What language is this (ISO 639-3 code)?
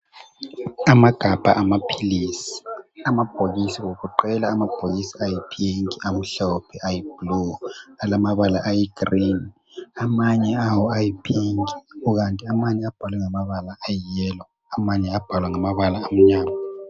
nde